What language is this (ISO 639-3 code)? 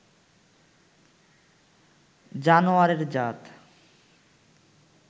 ben